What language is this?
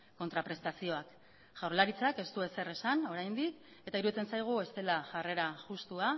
Basque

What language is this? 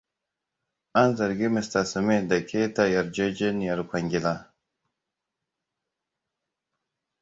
Hausa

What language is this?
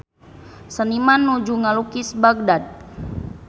Sundanese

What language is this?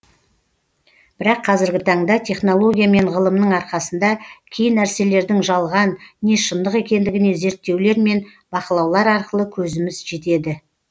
Kazakh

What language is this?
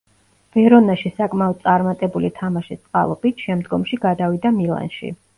Georgian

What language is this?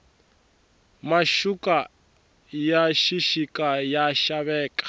Tsonga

